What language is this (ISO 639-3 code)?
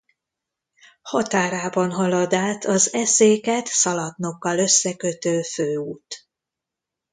hun